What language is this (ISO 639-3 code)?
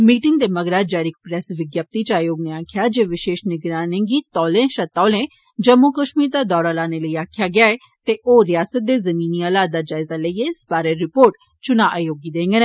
doi